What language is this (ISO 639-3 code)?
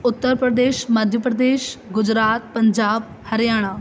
snd